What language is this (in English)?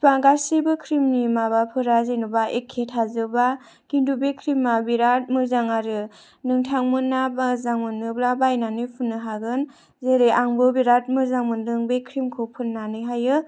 Bodo